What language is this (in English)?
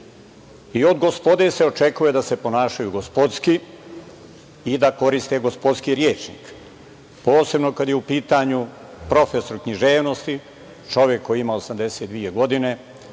Serbian